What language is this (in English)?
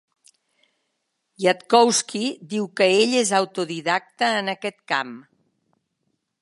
Catalan